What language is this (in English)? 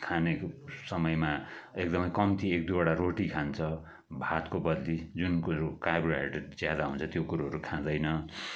Nepali